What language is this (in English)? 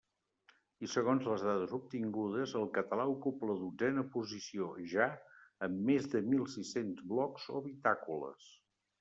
Catalan